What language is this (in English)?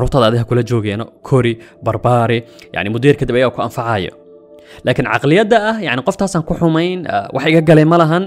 Arabic